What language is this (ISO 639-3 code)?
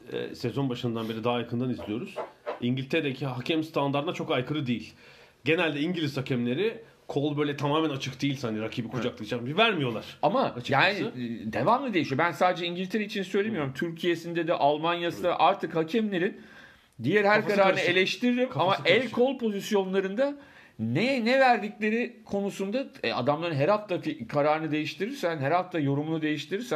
tur